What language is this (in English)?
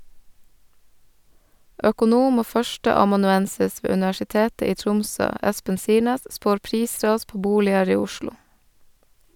Norwegian